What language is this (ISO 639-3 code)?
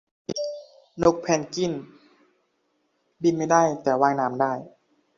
tha